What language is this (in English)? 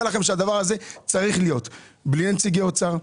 Hebrew